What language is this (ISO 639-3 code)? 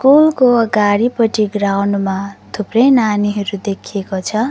nep